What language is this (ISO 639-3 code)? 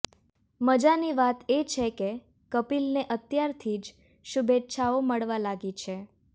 guj